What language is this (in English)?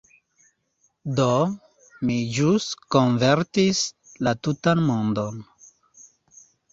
Esperanto